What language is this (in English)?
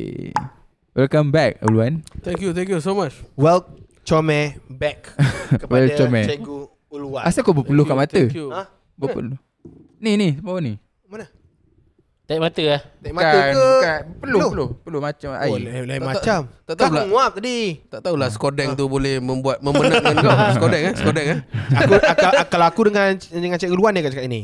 Malay